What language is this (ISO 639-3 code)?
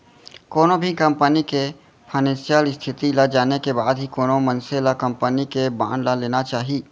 hne